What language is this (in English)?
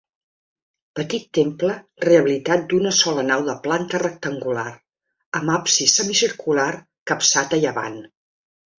Catalan